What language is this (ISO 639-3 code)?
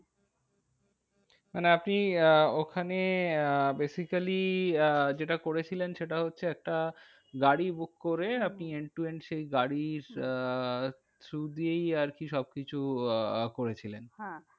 ben